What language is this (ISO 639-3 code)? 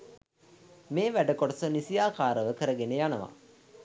sin